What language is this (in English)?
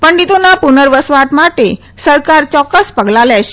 Gujarati